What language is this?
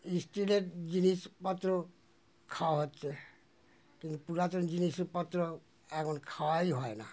Bangla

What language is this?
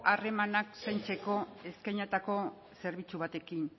Basque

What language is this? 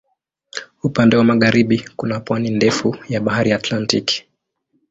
Swahili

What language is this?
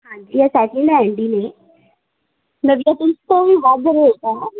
Punjabi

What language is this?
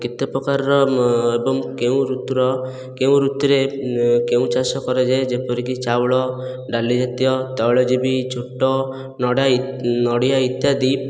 Odia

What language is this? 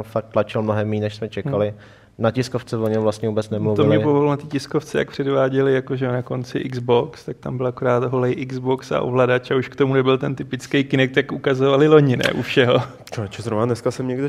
Czech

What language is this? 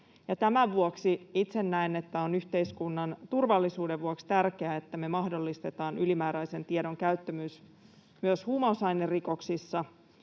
Finnish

